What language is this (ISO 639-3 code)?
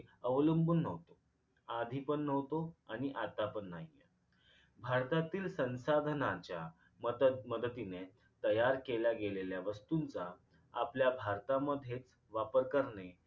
mar